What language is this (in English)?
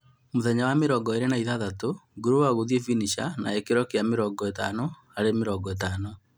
Kikuyu